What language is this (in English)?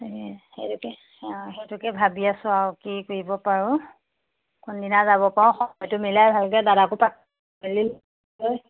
Assamese